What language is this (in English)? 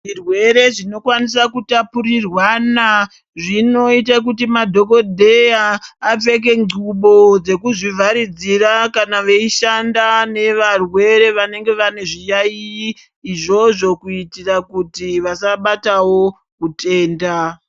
Ndau